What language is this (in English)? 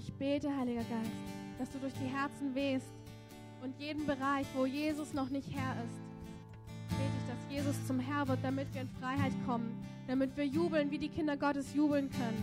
German